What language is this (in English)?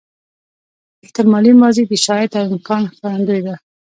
Pashto